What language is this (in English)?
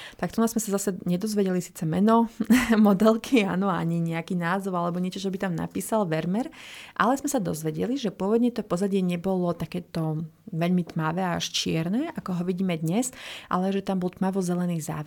Slovak